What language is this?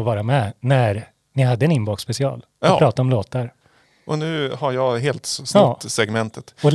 Swedish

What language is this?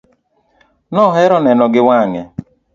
Luo (Kenya and Tanzania)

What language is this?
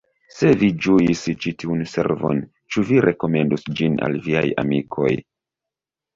Esperanto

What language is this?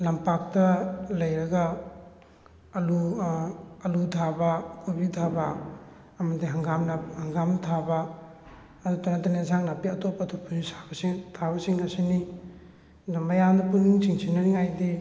Manipuri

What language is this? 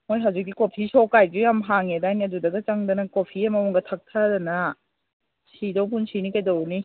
Manipuri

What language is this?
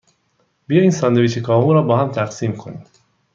Persian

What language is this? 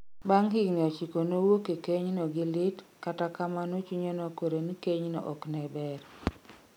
Luo (Kenya and Tanzania)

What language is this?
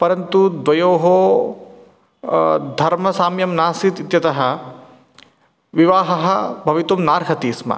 Sanskrit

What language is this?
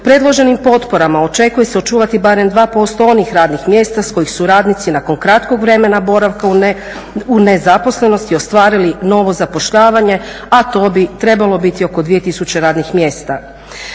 Croatian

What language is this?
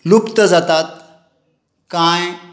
Konkani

